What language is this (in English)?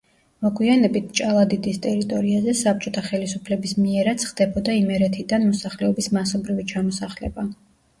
Georgian